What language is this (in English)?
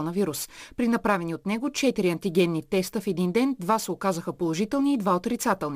Bulgarian